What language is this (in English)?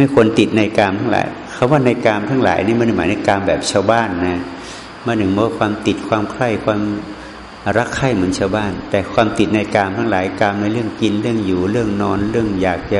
Thai